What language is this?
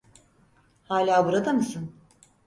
Turkish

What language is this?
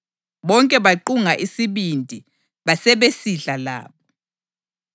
North Ndebele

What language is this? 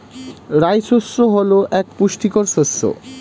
Bangla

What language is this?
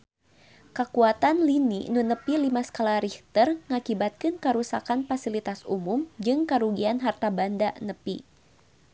Sundanese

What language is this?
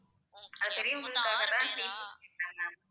Tamil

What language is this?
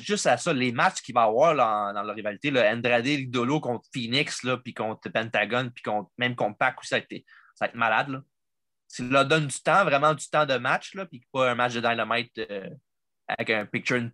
French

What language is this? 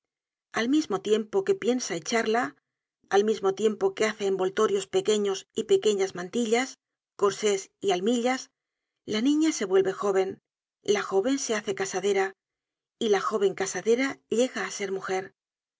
Spanish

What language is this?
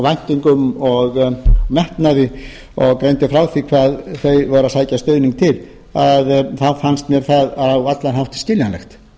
Icelandic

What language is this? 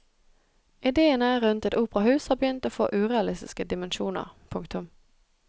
Norwegian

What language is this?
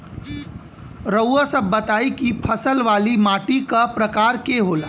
Bhojpuri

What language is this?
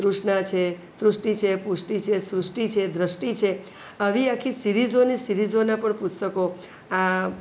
Gujarati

